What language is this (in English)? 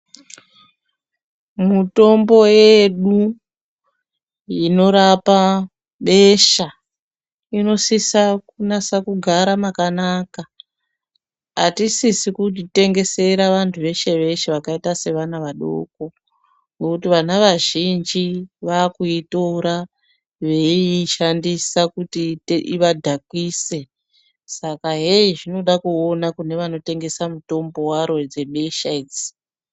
Ndau